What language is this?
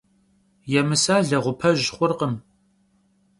Kabardian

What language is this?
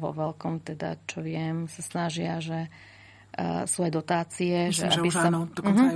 Slovak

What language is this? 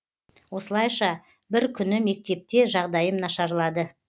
Kazakh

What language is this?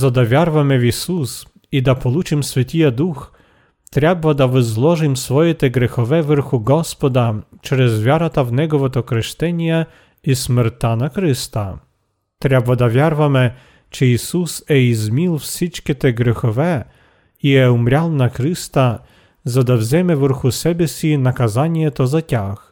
Bulgarian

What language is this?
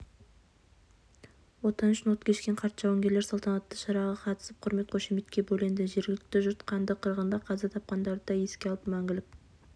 Kazakh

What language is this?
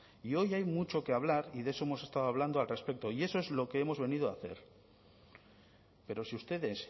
Spanish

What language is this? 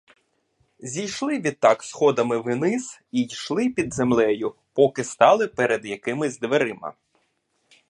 Ukrainian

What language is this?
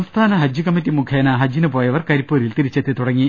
Malayalam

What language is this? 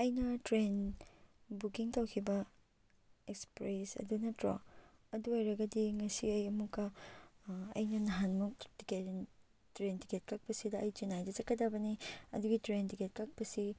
Manipuri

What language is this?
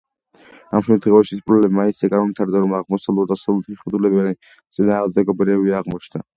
Georgian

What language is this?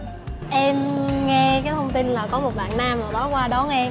Vietnamese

